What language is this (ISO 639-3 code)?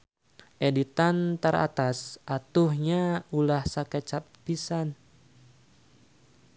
sun